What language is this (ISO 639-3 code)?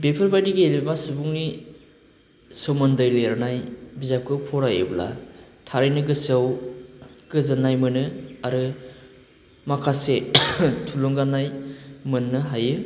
brx